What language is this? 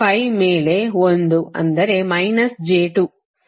Kannada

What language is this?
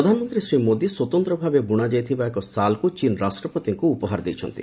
Odia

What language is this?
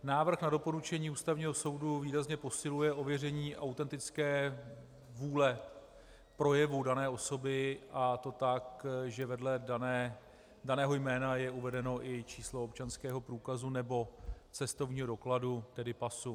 Czech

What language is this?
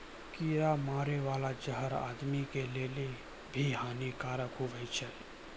Maithili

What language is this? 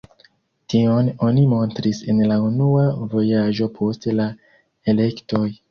Esperanto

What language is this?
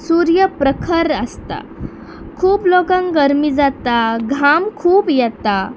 Konkani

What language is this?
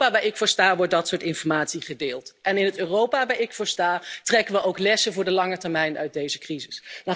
Dutch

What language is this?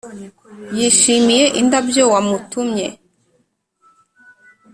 Kinyarwanda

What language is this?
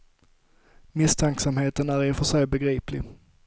Swedish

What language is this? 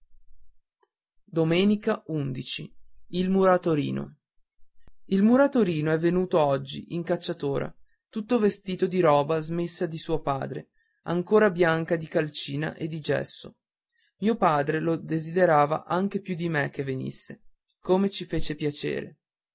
Italian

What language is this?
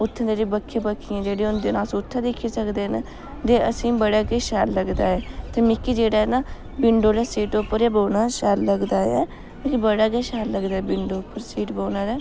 Dogri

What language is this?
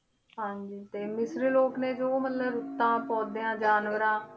Punjabi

